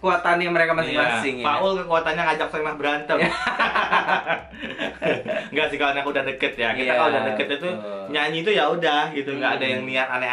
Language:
Indonesian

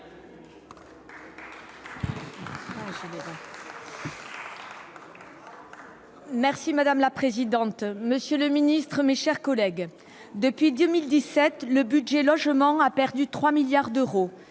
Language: French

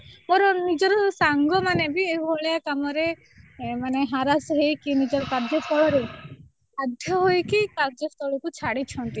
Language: Odia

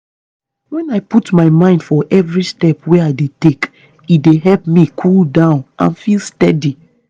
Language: Nigerian Pidgin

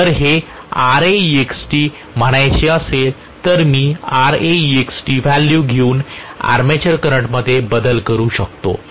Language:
Marathi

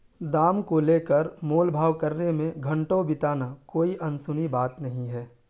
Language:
Urdu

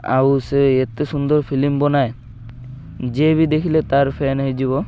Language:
Odia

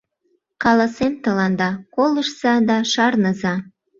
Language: Mari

